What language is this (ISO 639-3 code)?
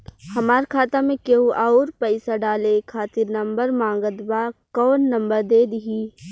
bho